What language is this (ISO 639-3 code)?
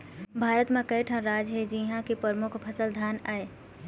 hne